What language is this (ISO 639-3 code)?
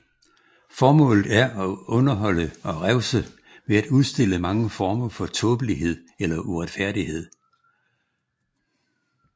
dan